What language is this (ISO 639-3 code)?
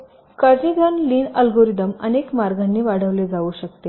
mar